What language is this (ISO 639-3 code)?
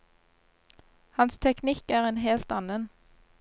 nor